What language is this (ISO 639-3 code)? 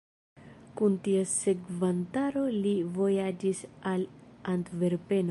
epo